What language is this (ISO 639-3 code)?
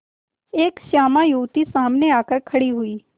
hin